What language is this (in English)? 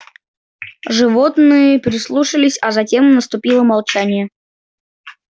Russian